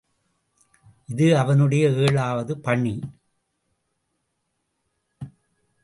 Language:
Tamil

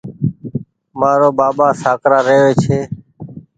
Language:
Goaria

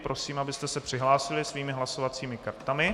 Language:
Czech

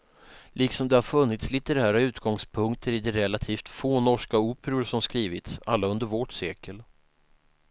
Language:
Swedish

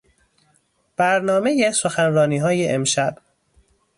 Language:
Persian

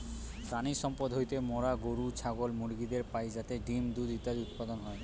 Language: Bangla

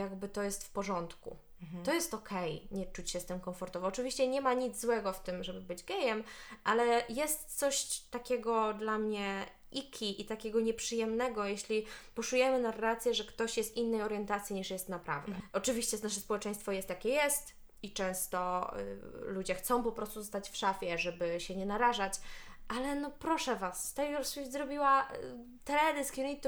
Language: Polish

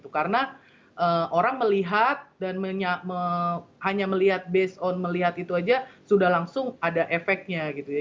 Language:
Indonesian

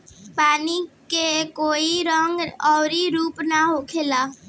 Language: Bhojpuri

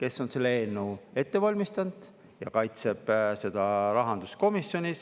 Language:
Estonian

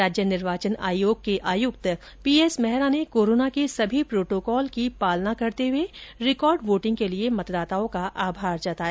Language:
Hindi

